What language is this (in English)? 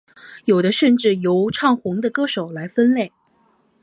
Chinese